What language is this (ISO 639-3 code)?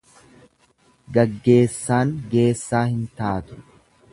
orm